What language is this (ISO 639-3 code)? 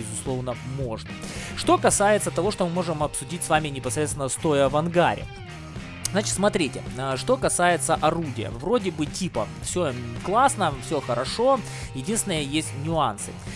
rus